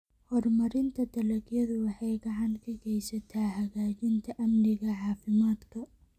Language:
Somali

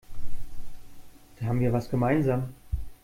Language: German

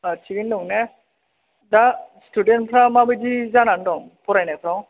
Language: Bodo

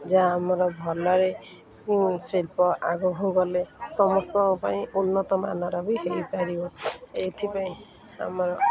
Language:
Odia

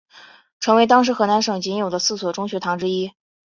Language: Chinese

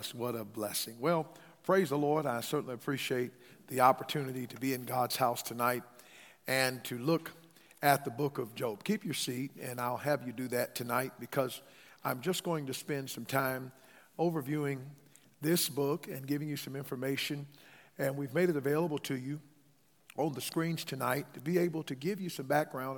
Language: English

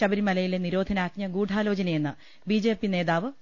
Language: Malayalam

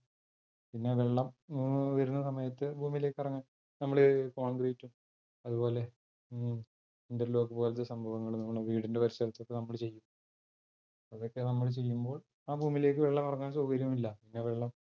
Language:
Malayalam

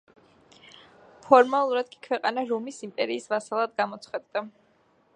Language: Georgian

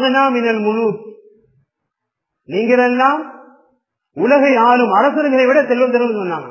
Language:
Arabic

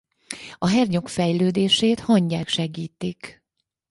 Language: Hungarian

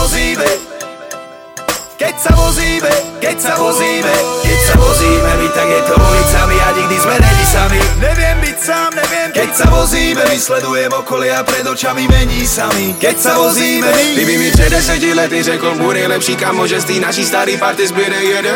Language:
Slovak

